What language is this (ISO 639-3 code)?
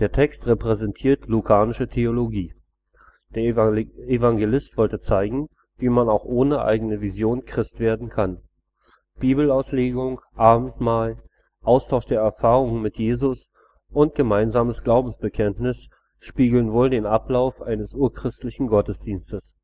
deu